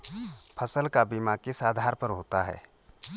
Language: Hindi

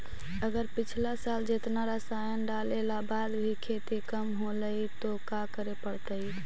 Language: Magahi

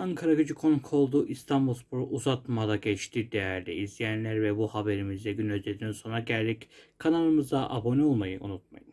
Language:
Turkish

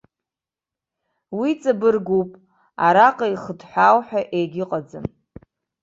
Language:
Abkhazian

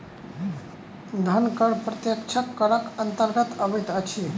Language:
Maithili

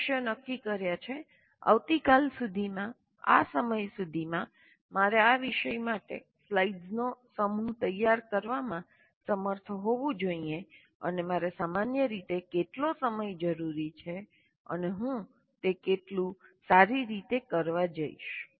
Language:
Gujarati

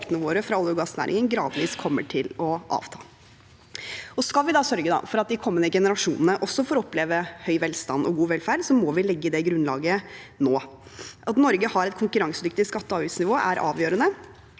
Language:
Norwegian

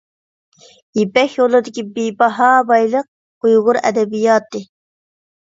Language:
Uyghur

